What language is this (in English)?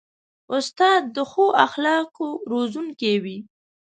Pashto